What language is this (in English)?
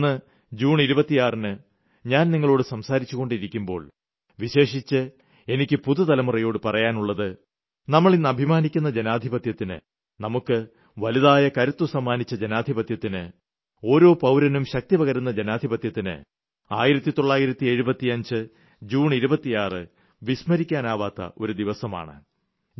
Malayalam